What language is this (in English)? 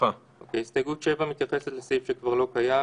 Hebrew